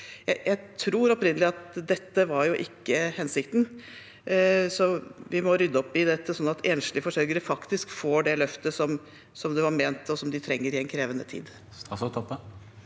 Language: Norwegian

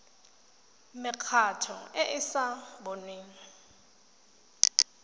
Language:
Tswana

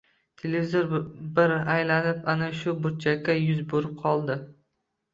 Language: Uzbek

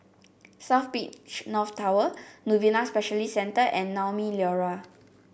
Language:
English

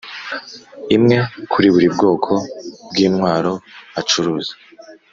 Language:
Kinyarwanda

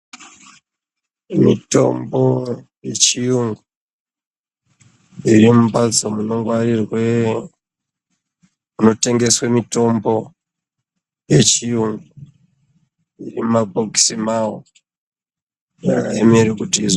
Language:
Ndau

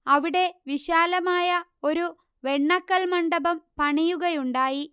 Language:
Malayalam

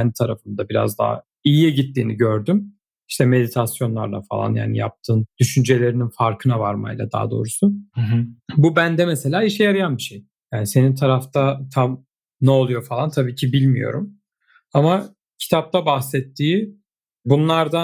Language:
Turkish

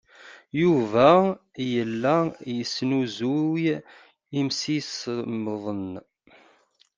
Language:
Kabyle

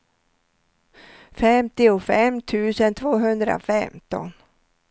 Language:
Swedish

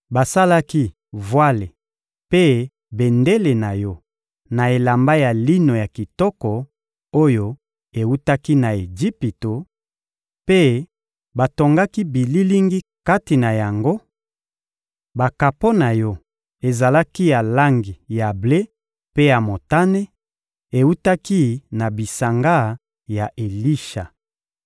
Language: Lingala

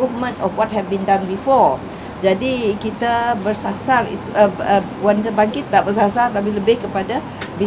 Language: Malay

